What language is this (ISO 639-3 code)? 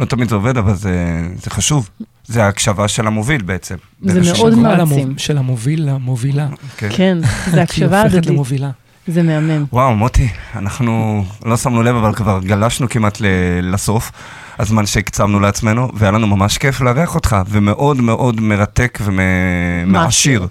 heb